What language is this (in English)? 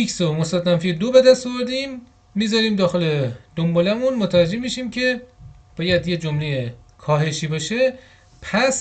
Persian